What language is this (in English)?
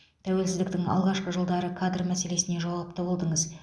Kazakh